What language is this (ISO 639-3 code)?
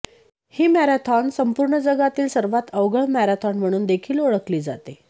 mar